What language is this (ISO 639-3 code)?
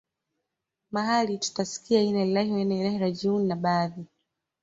swa